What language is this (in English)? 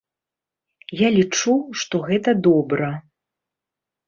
Belarusian